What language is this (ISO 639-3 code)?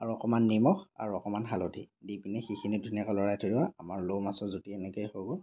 asm